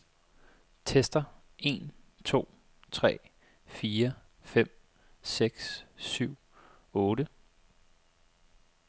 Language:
Danish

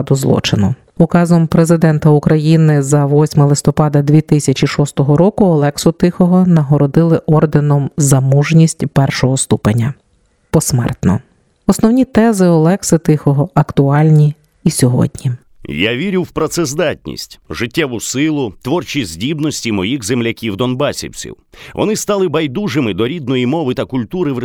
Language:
Ukrainian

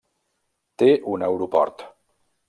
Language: Catalan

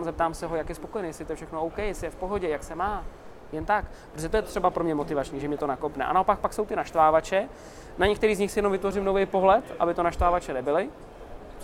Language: Czech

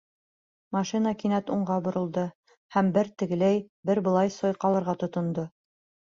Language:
Bashkir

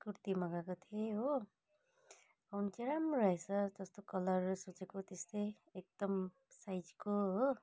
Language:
Nepali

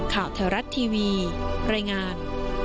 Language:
Thai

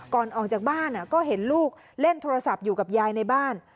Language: Thai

